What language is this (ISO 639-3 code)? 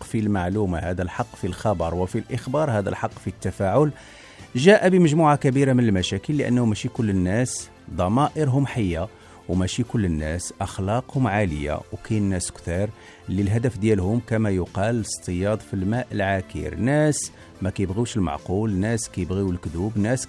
ara